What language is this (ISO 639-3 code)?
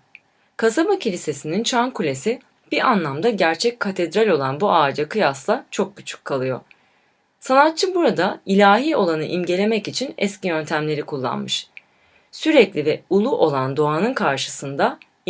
tur